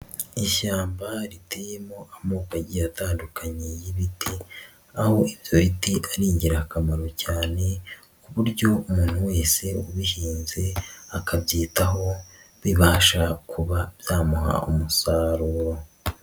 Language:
Kinyarwanda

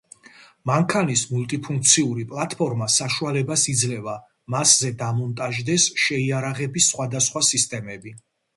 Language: Georgian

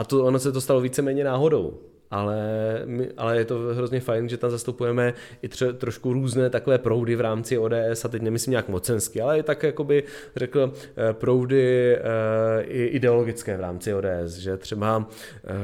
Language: Czech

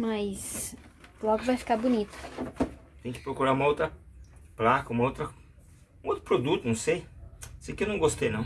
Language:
Portuguese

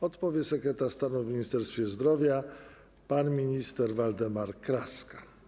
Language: Polish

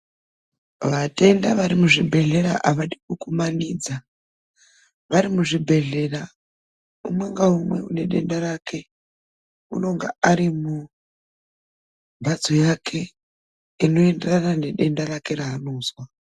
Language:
Ndau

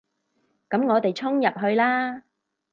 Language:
Cantonese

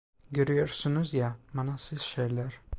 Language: Turkish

